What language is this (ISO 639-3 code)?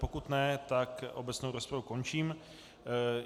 ces